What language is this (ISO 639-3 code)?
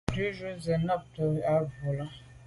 byv